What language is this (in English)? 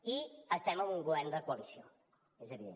Catalan